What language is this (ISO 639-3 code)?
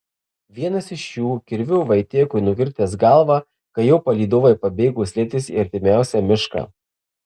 lit